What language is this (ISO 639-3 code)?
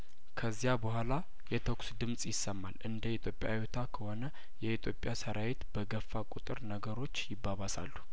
amh